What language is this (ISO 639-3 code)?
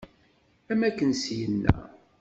kab